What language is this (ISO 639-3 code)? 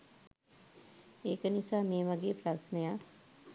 sin